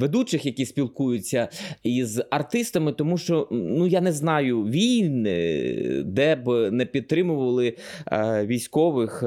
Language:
Ukrainian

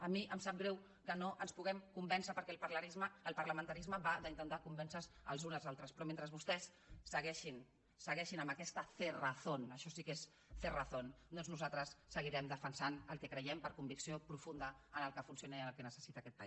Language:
Catalan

